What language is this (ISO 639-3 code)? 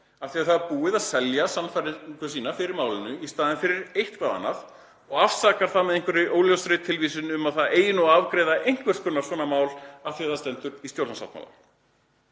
isl